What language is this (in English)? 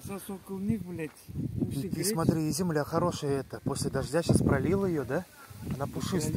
Russian